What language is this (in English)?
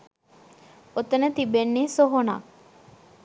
Sinhala